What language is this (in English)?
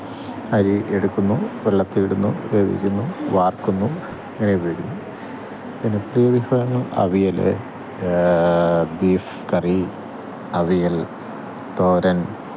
Malayalam